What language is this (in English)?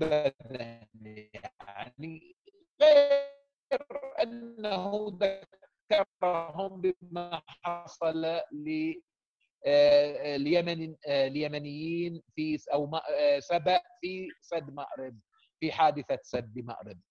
Arabic